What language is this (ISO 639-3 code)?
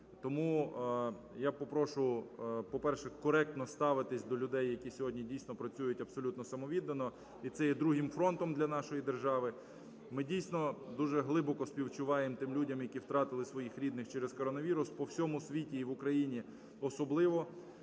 ukr